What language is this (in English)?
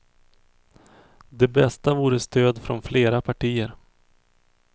Swedish